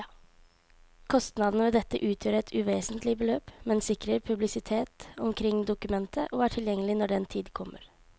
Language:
Norwegian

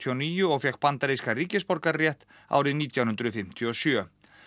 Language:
Icelandic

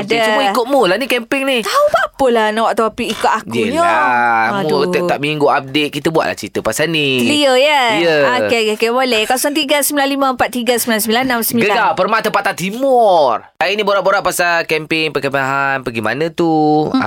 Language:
Malay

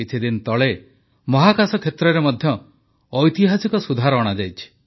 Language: Odia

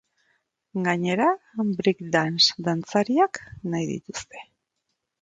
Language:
Basque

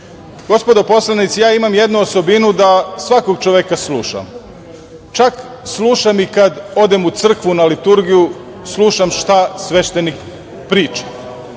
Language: Serbian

